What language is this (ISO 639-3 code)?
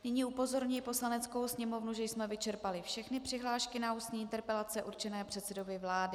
ces